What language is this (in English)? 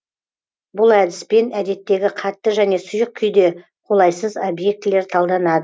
Kazakh